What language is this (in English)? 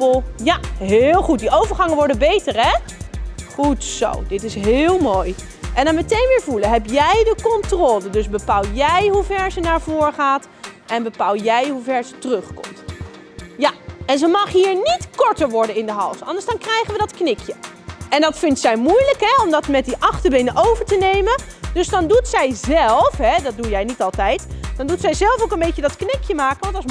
Dutch